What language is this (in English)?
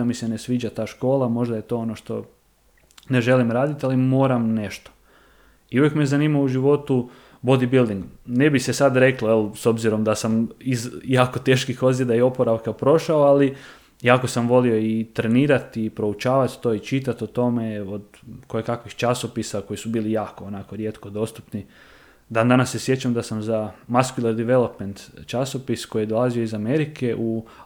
Croatian